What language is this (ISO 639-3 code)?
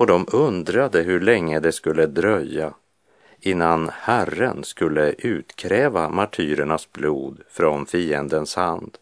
swe